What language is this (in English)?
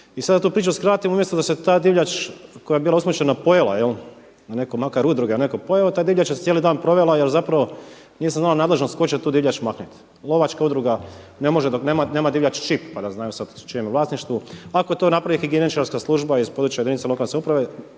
Croatian